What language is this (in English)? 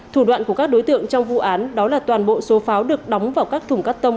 Vietnamese